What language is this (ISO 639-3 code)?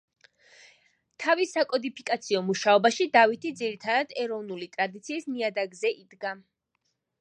kat